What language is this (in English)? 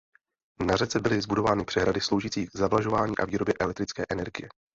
Czech